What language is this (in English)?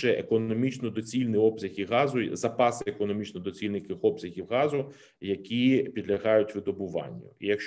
Ukrainian